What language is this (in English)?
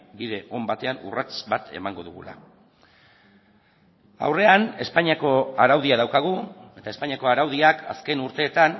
Basque